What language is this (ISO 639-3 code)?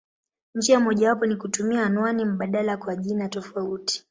swa